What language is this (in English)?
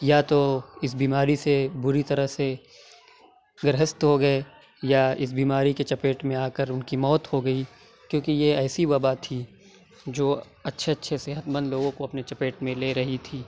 Urdu